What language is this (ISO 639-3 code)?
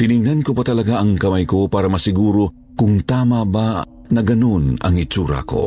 fil